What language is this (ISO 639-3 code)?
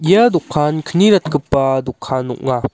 grt